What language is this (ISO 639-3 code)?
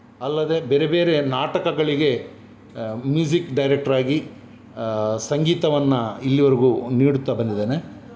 kan